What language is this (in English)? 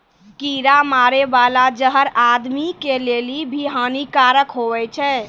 Maithili